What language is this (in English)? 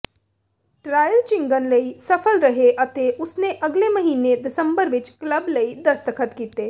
Punjabi